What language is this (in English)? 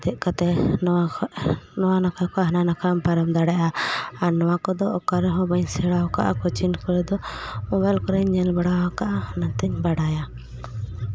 Santali